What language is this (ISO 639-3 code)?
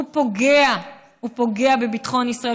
heb